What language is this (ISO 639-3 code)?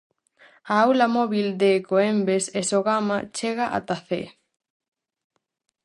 glg